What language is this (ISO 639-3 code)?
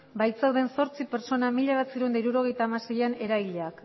eus